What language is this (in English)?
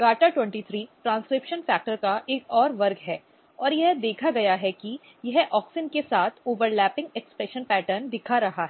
Hindi